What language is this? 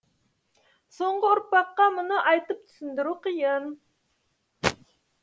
Kazakh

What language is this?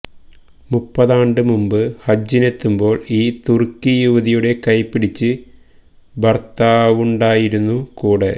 Malayalam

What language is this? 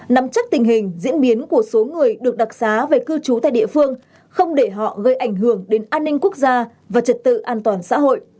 Vietnamese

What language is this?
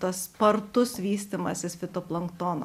Lithuanian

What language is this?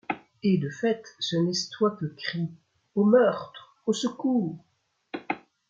French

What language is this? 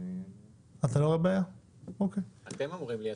Hebrew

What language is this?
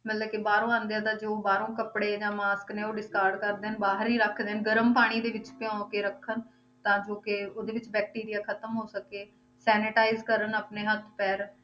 Punjabi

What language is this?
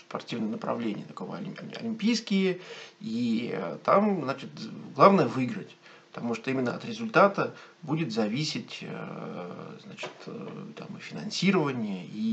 Russian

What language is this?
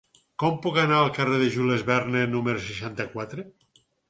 Catalan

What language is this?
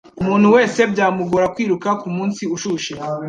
Kinyarwanda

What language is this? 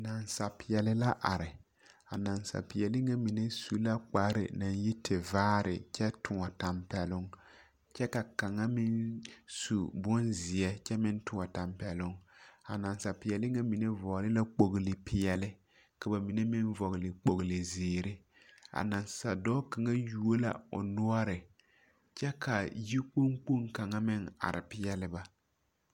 Southern Dagaare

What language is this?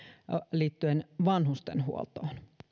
Finnish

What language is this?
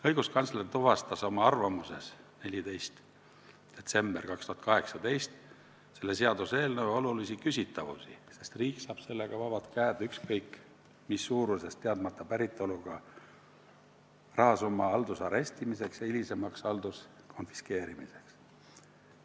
Estonian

